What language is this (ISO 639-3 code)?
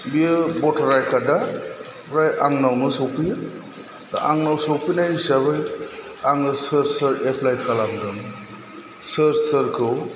brx